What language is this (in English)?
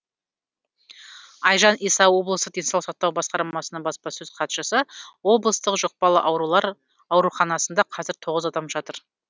Kazakh